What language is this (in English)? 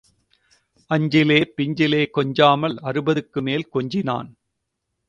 Tamil